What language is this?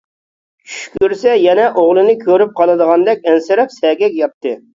Uyghur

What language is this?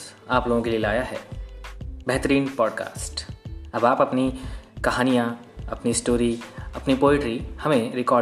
Hindi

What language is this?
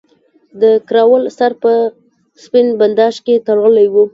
Pashto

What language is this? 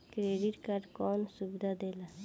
Bhojpuri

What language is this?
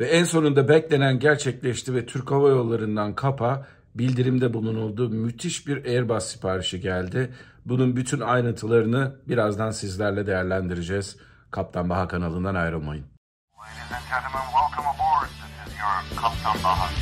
Turkish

